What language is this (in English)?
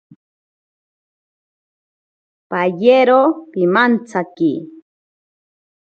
Ashéninka Perené